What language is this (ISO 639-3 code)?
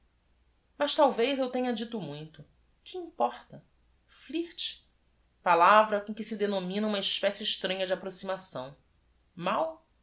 por